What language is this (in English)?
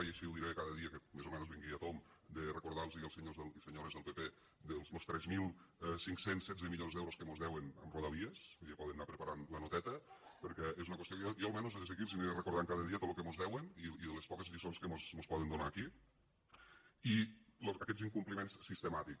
Catalan